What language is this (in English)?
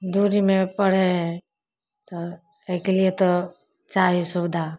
Maithili